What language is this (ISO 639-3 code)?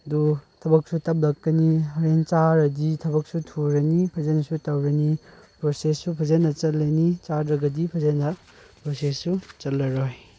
mni